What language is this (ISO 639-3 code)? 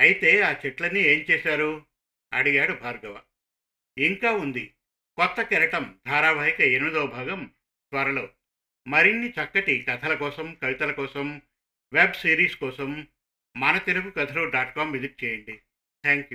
tel